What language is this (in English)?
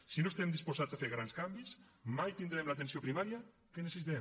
Catalan